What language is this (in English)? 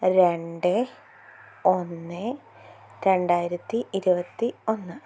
Malayalam